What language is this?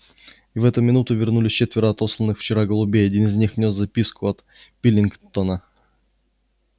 Russian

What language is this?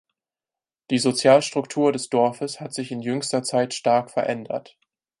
German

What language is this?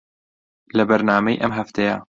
Central Kurdish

